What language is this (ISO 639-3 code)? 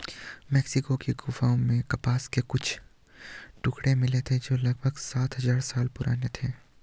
hin